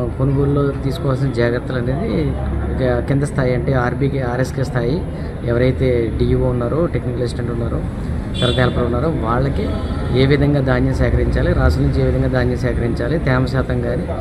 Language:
Arabic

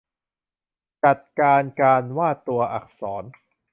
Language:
Thai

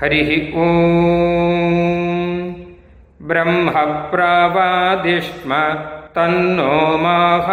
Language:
Tamil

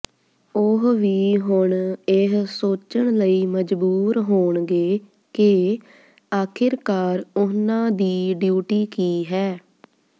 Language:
Punjabi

